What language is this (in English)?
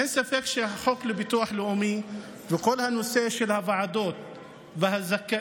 Hebrew